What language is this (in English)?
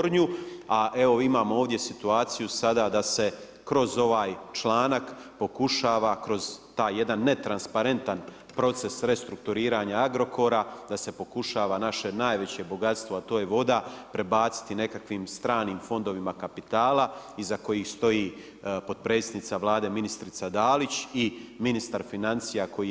Croatian